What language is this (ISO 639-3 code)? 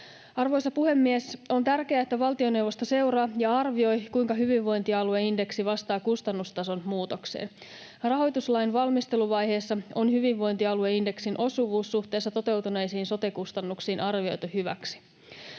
fin